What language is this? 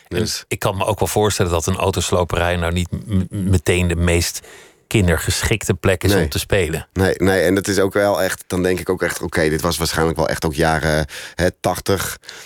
Dutch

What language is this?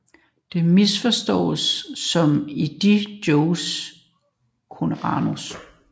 Danish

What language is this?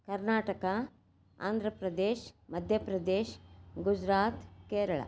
Kannada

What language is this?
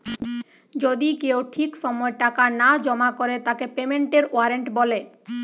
Bangla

